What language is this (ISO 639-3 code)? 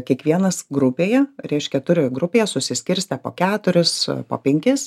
lit